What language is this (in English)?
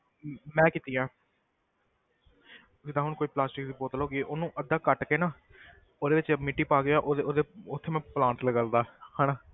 Punjabi